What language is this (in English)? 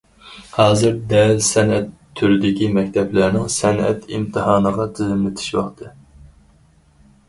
Uyghur